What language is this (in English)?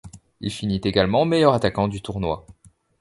French